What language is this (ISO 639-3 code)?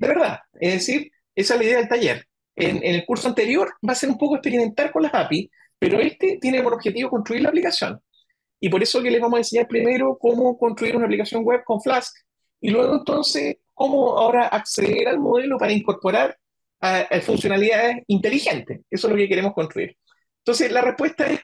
spa